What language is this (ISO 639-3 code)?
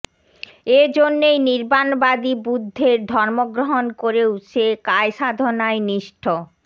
ben